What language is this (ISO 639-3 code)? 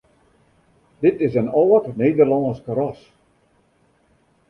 fry